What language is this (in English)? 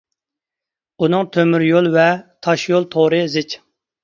Uyghur